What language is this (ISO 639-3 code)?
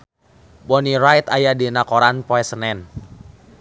sun